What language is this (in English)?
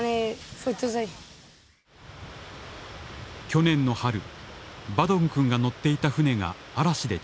Japanese